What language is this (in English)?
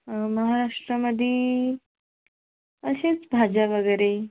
Marathi